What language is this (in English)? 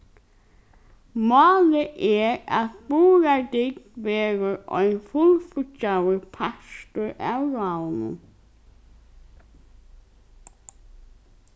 Faroese